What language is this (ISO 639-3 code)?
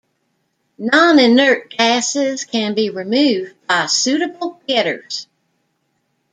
eng